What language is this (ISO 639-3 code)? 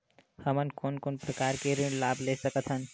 hne